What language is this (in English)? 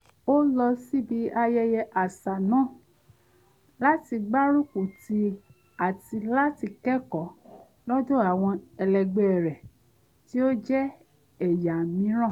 Yoruba